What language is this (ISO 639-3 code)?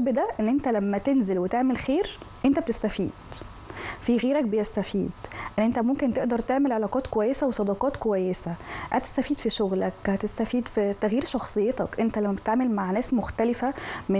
ara